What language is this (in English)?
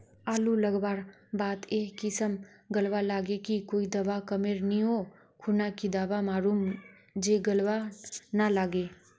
Magahi